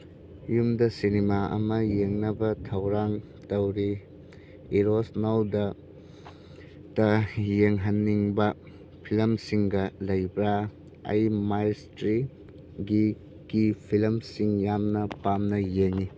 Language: Manipuri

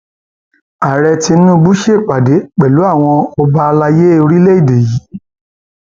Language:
Yoruba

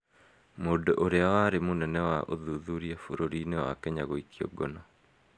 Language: Kikuyu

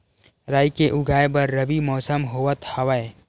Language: Chhattisgarhi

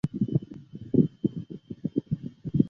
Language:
Chinese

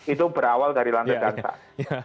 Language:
Indonesian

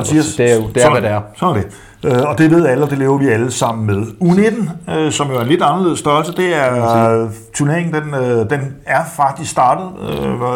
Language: Danish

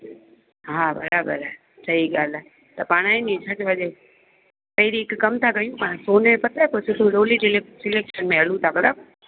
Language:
Sindhi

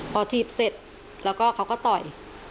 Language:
Thai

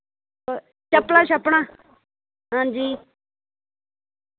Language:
Dogri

